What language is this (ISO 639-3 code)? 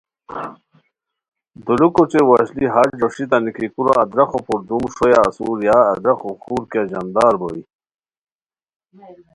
khw